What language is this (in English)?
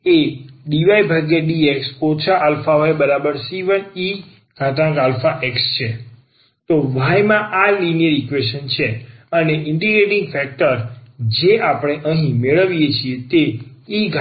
Gujarati